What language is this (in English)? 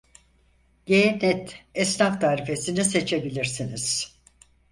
Turkish